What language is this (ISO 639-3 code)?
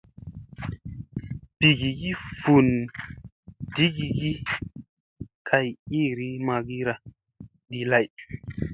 mse